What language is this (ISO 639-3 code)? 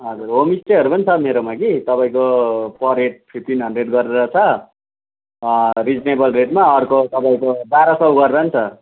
nep